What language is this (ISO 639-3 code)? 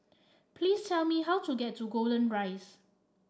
eng